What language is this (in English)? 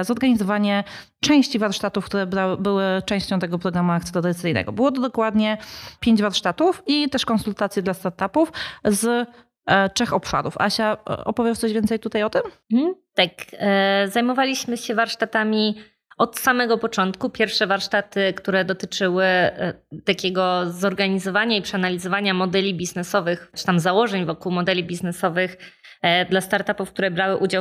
Polish